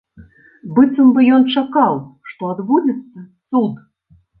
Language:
Belarusian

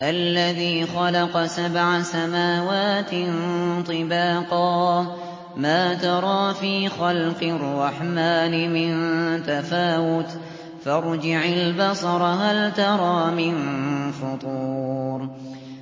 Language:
Arabic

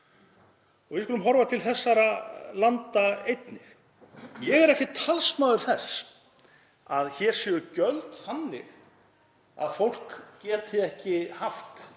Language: Icelandic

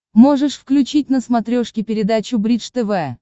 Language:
Russian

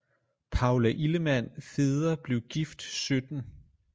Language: Danish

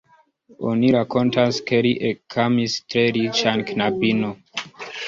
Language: Esperanto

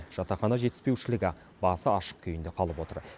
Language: Kazakh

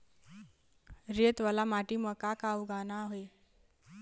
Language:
Chhattisgarhi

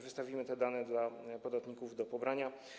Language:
Polish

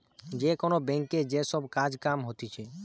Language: Bangla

